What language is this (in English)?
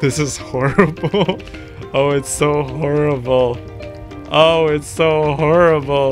English